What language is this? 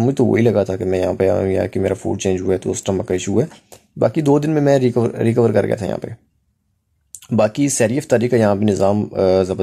Romanian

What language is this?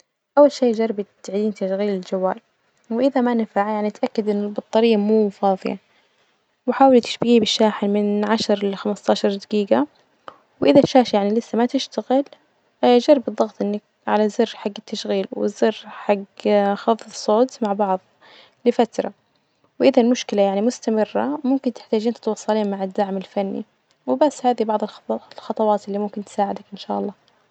Najdi Arabic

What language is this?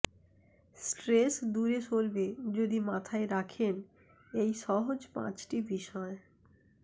Bangla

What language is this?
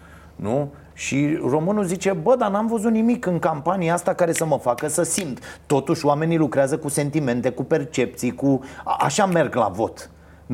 Romanian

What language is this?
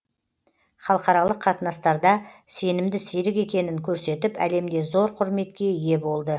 Kazakh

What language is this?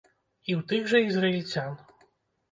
Belarusian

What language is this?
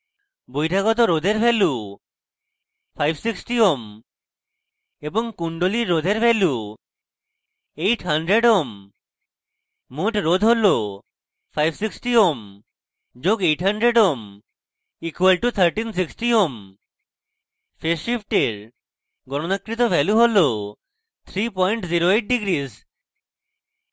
Bangla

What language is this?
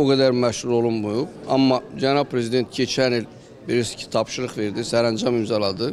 Turkish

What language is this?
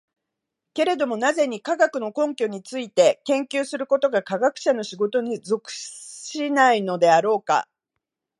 Japanese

